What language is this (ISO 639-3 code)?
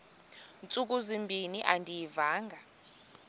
xho